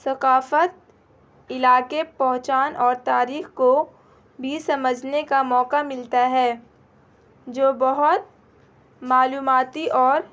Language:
Urdu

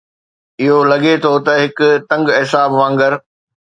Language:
Sindhi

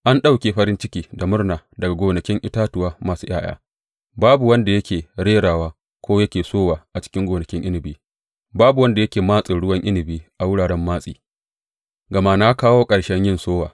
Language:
Hausa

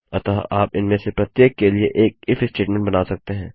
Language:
Hindi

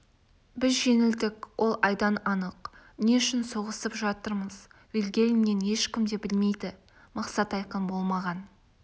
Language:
Kazakh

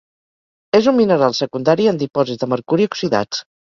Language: Catalan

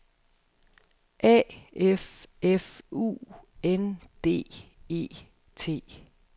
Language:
Danish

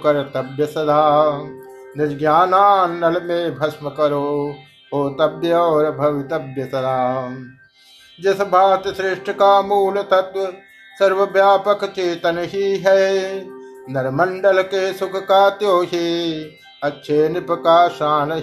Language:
Hindi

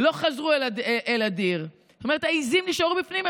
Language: Hebrew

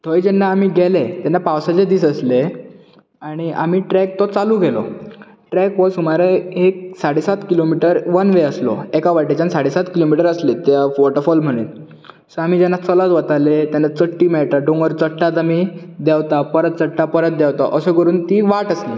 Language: Konkani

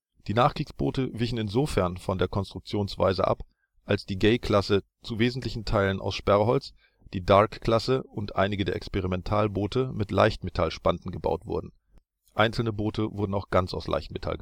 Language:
German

